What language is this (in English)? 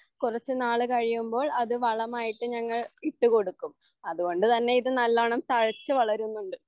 Malayalam